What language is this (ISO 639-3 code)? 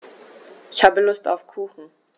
deu